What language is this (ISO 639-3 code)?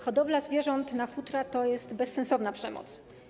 pol